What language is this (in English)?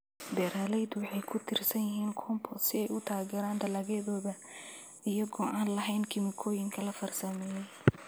Somali